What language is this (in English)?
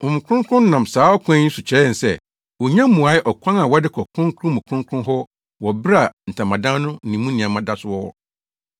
Akan